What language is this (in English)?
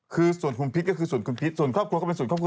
Thai